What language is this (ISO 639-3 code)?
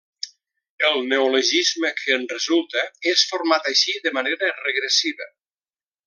cat